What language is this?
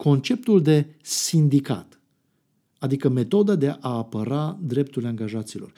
Romanian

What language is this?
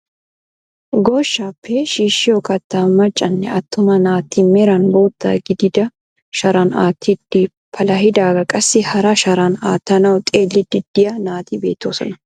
Wolaytta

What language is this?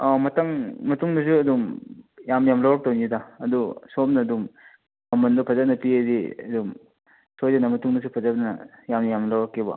Manipuri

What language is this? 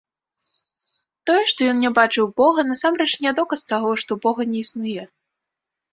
Belarusian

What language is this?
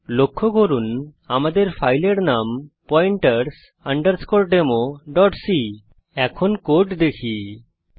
Bangla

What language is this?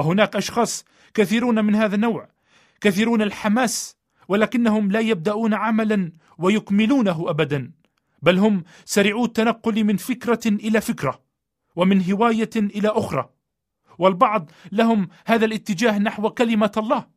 Arabic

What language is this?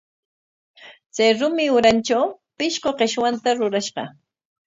Corongo Ancash Quechua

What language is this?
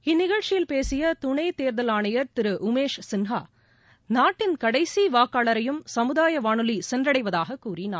Tamil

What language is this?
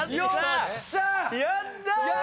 Japanese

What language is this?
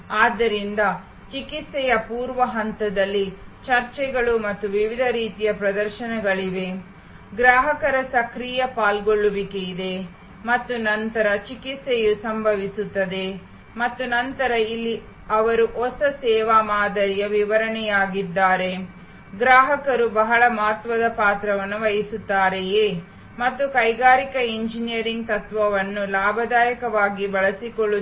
Kannada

